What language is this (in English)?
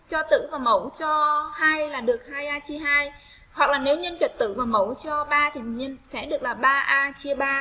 Vietnamese